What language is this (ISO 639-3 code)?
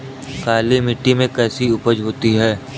hin